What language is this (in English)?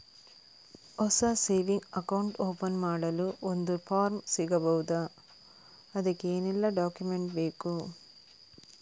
Kannada